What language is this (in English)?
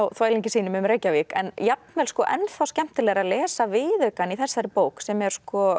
Icelandic